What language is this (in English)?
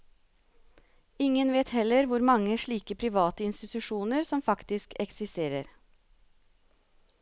Norwegian